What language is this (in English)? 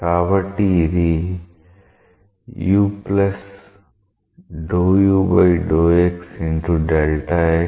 Telugu